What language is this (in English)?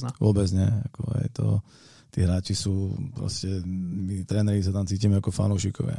Slovak